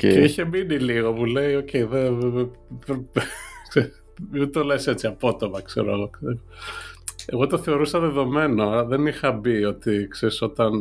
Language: Greek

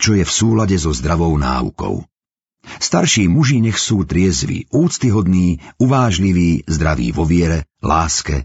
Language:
Slovak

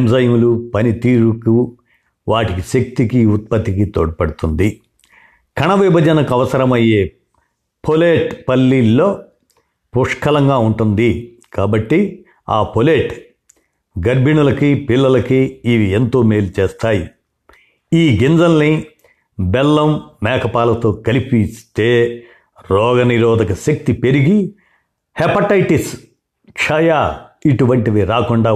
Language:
Telugu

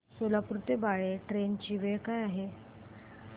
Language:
Marathi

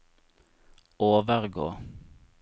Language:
Norwegian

